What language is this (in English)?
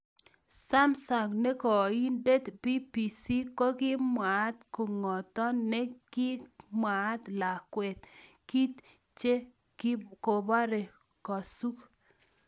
Kalenjin